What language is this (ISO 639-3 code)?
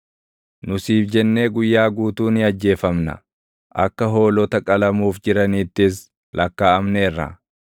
orm